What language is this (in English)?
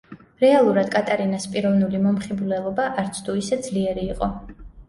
Georgian